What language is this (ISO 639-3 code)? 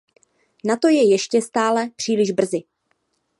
ces